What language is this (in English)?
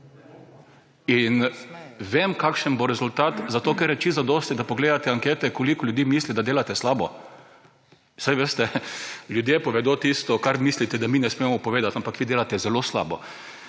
Slovenian